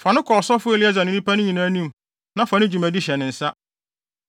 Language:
Akan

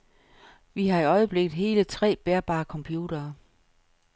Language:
Danish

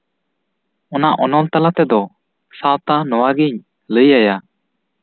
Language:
Santali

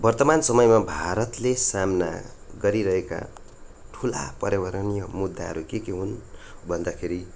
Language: Nepali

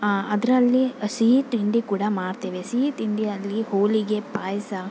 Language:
Kannada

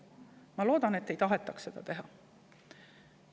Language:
Estonian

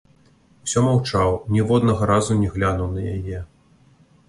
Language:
Belarusian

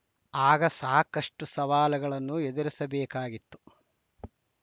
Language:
Kannada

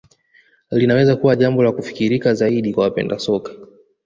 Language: Swahili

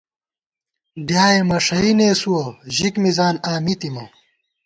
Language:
Gawar-Bati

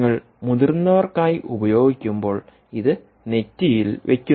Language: Malayalam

